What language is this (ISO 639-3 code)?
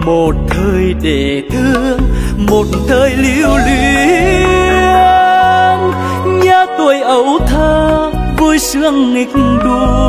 vie